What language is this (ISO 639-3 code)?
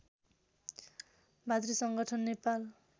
nep